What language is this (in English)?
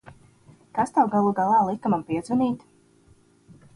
Latvian